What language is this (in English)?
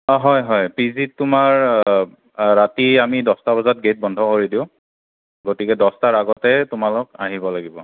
Assamese